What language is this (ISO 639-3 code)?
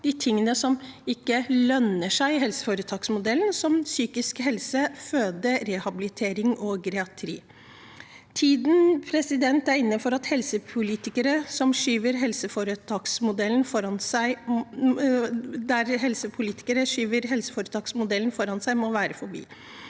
nor